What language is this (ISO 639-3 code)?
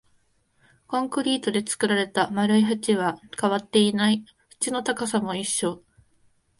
jpn